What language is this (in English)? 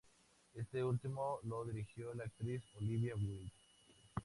Spanish